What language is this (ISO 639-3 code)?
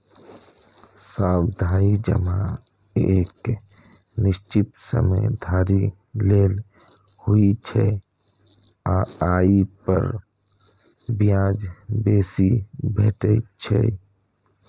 mai